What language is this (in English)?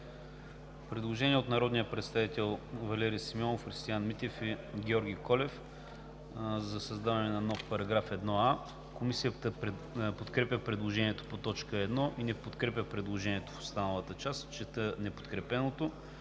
Bulgarian